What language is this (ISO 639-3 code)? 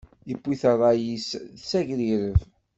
kab